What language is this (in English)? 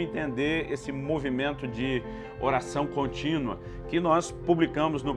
Portuguese